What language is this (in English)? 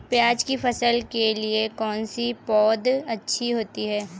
Hindi